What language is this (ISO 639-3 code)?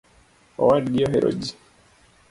luo